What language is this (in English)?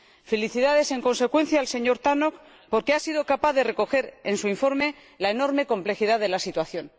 Spanish